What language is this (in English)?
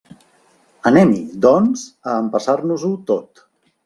Catalan